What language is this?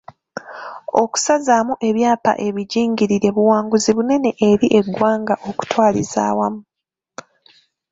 Ganda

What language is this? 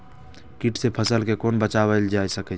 Maithili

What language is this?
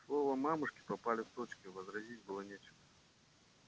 Russian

